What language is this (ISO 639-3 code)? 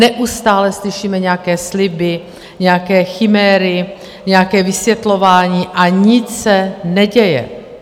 ces